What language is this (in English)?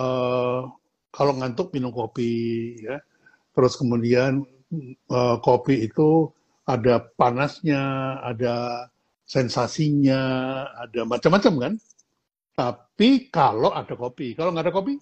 Indonesian